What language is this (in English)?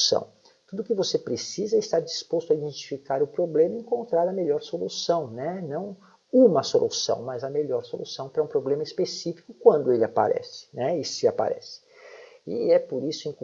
Portuguese